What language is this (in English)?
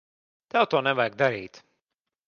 Latvian